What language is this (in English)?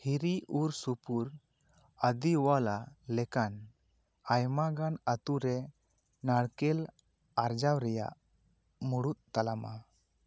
Santali